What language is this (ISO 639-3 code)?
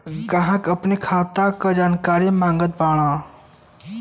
bho